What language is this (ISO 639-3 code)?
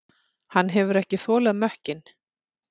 isl